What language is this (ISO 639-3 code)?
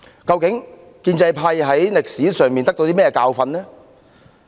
yue